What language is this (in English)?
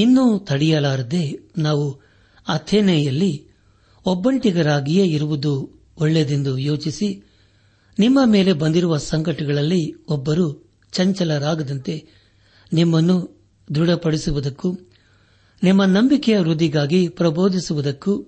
Kannada